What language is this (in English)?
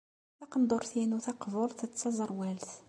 Kabyle